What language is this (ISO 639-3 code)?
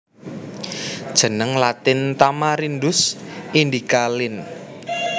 jav